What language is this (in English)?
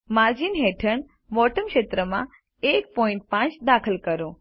Gujarati